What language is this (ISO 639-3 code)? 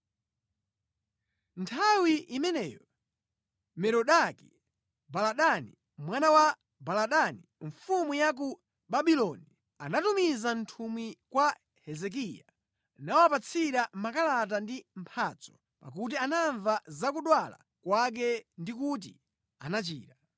nya